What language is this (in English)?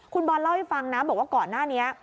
Thai